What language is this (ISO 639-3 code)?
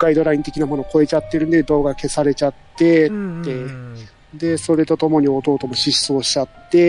jpn